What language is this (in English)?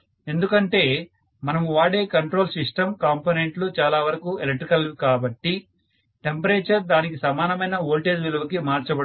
Telugu